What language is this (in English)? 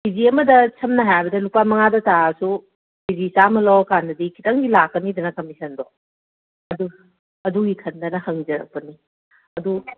Manipuri